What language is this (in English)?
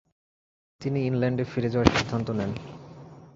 Bangla